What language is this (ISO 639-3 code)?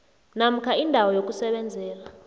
nbl